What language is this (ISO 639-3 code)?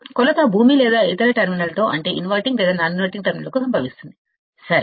tel